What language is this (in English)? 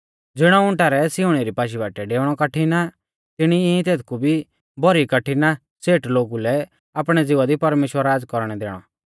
Mahasu Pahari